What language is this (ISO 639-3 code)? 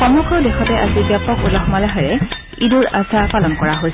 asm